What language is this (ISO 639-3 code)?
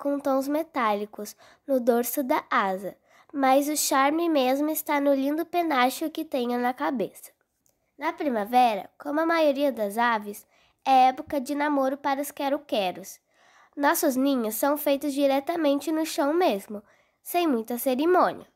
por